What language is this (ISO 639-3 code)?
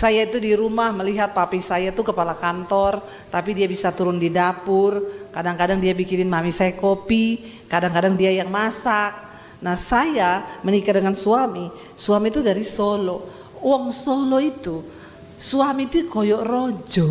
ind